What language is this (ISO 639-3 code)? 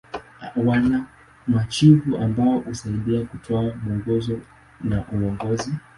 swa